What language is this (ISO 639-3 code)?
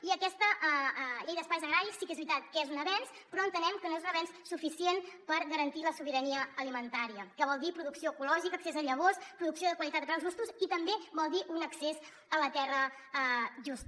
cat